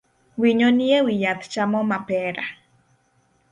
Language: Luo (Kenya and Tanzania)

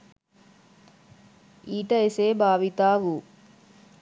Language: Sinhala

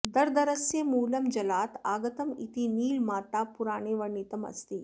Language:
Sanskrit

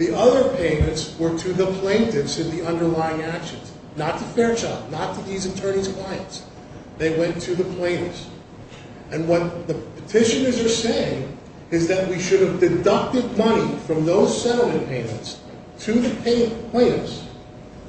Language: English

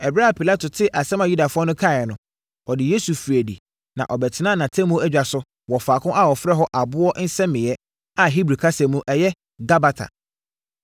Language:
Akan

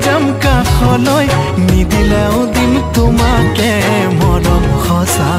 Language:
Thai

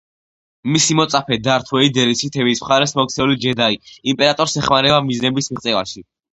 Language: Georgian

